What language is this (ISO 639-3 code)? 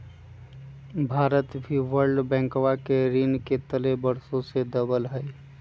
mag